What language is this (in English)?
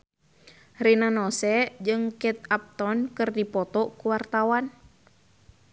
Sundanese